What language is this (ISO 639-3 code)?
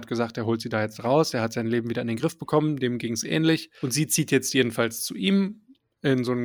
deu